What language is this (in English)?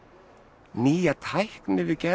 Icelandic